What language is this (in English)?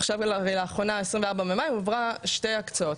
Hebrew